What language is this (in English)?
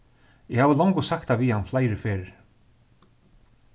Faroese